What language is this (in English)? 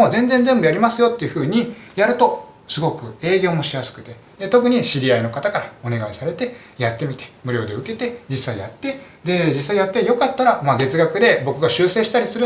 Japanese